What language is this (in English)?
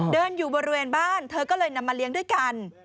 Thai